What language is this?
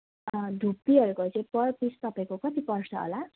Nepali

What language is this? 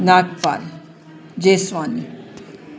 Sindhi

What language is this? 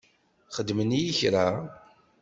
Kabyle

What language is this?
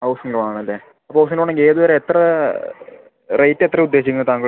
Malayalam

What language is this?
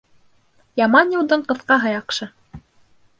Bashkir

